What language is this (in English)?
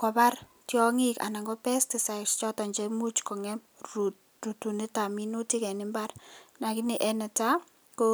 Kalenjin